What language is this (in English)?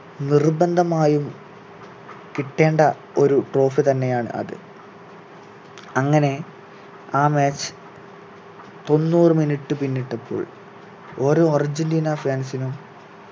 Malayalam